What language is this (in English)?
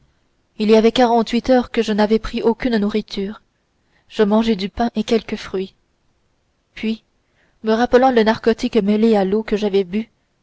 French